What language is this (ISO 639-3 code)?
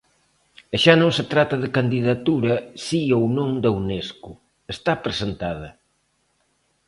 glg